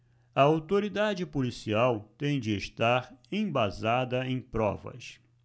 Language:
Portuguese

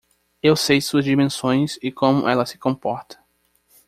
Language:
Portuguese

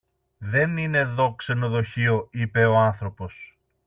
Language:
Greek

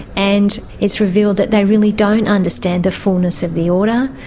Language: English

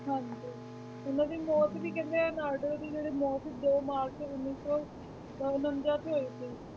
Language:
Punjabi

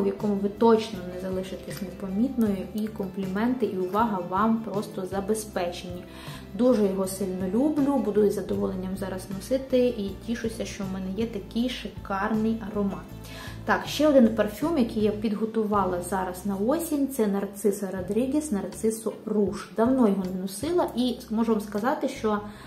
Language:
Ukrainian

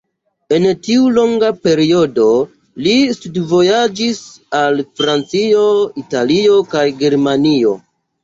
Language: Esperanto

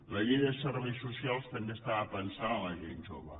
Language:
Catalan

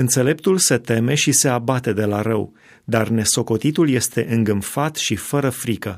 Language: Romanian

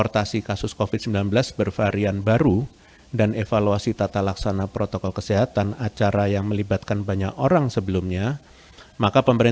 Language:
Indonesian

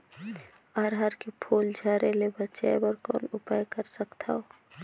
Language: Chhattisgarhi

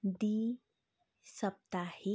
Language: Nepali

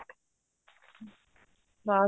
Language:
Punjabi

